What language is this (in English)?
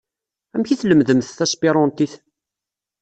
Kabyle